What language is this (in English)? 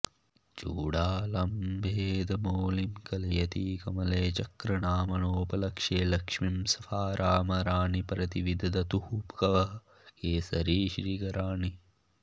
Sanskrit